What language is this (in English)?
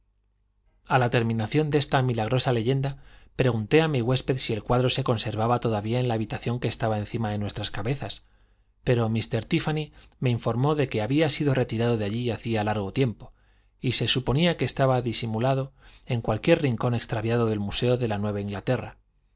Spanish